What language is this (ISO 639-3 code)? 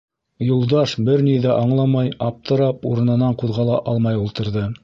bak